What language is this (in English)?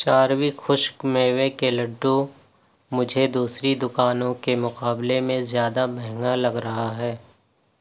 Urdu